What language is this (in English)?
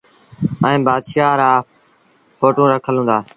Sindhi Bhil